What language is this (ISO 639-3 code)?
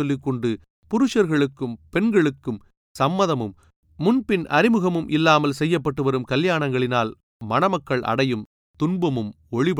tam